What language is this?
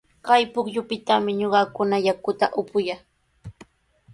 Sihuas Ancash Quechua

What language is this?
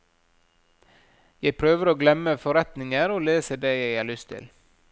Norwegian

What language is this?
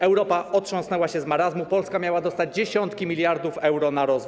Polish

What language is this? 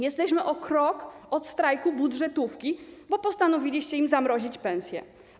Polish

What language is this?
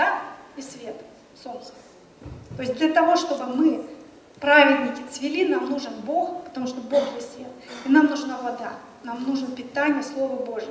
Russian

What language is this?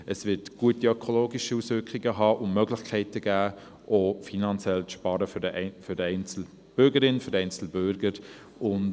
Swiss German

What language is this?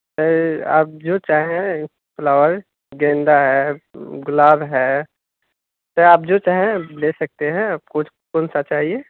Urdu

